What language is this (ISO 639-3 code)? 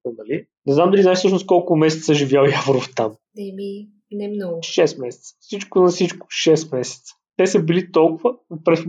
bul